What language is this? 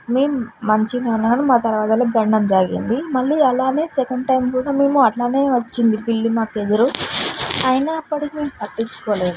Telugu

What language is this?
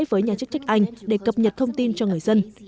Vietnamese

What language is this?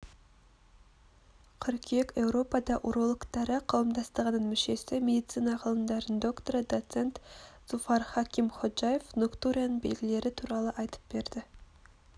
Kazakh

